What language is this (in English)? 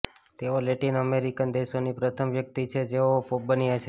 Gujarati